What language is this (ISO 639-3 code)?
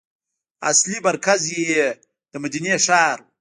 pus